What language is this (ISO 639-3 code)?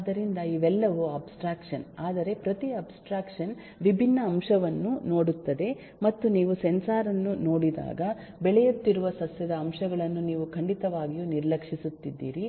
kan